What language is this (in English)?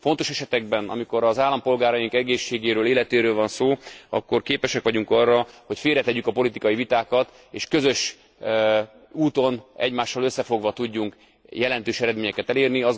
Hungarian